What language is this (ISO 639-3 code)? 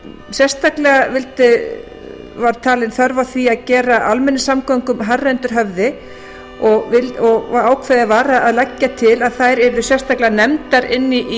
isl